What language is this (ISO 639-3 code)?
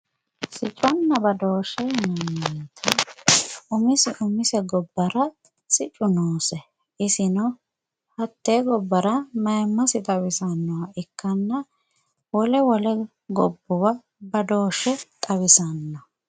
sid